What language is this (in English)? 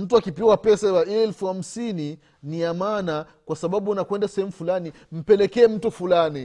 Swahili